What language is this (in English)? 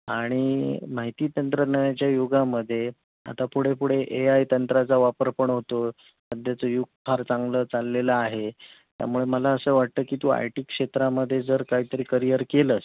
Marathi